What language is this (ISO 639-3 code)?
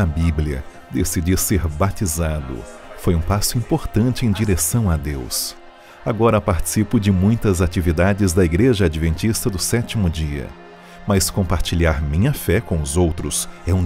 por